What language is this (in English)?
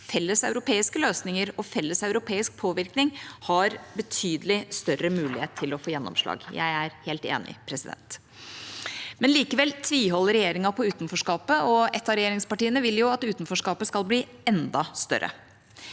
Norwegian